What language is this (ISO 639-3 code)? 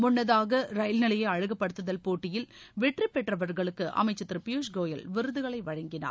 tam